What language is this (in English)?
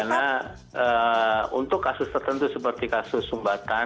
Indonesian